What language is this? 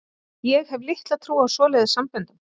Icelandic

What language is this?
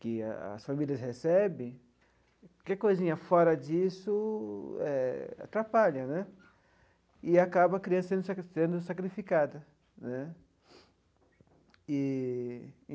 Portuguese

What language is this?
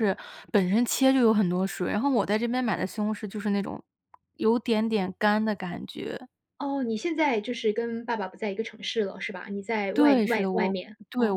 Chinese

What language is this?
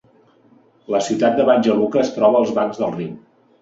Catalan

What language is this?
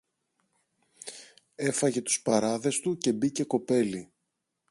Greek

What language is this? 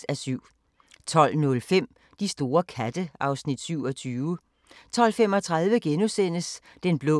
Danish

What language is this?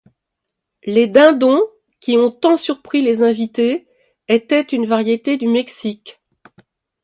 French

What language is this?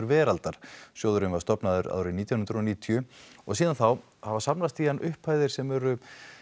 Icelandic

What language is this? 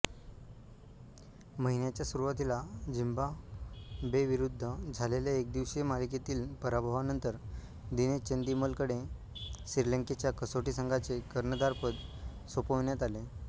Marathi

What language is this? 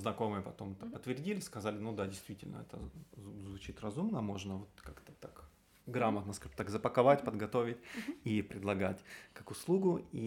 Russian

